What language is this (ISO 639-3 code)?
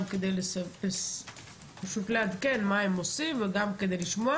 heb